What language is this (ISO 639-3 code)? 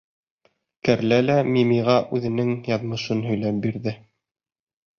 bak